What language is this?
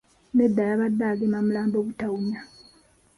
Ganda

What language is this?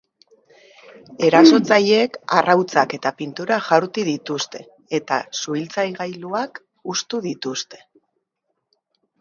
Basque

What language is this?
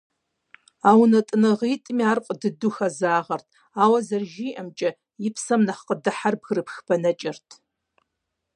Kabardian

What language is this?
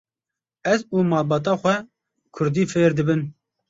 Kurdish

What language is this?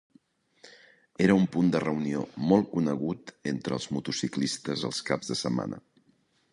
Catalan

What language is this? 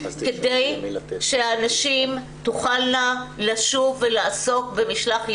Hebrew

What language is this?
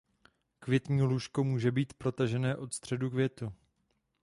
Czech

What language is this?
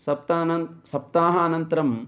Sanskrit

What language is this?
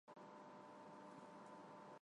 Armenian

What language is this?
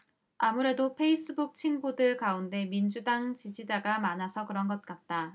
Korean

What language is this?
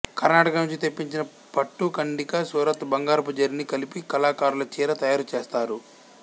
Telugu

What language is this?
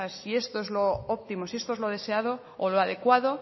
Spanish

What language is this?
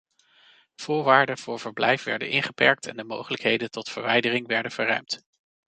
Dutch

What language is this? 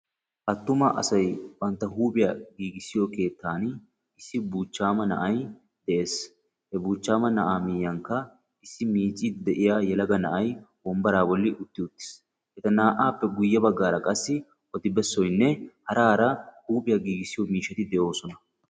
Wolaytta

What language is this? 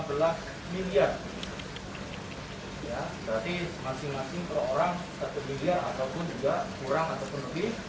Indonesian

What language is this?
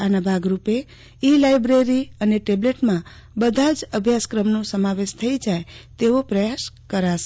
Gujarati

